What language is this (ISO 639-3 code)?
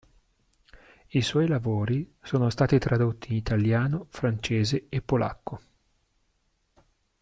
ita